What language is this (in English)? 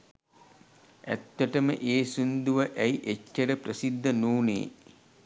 Sinhala